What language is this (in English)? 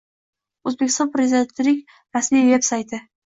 Uzbek